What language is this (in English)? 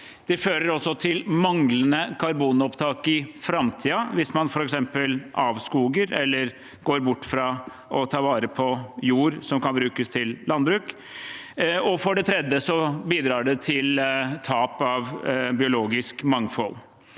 Norwegian